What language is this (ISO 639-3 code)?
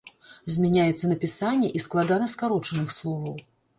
bel